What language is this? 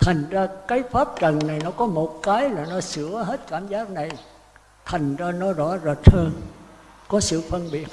Vietnamese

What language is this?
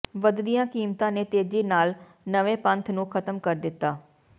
Punjabi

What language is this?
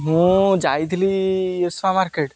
Odia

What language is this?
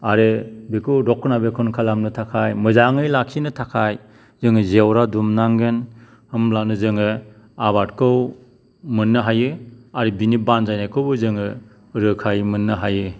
Bodo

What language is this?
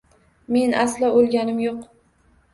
Uzbek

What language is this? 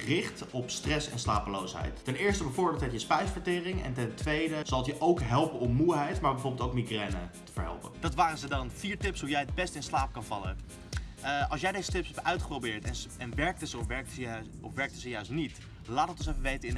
Dutch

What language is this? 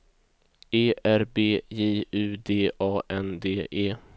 Swedish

